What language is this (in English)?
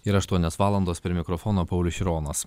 Lithuanian